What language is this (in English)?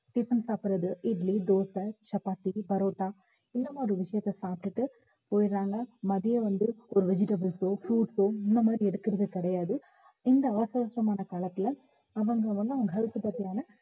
Tamil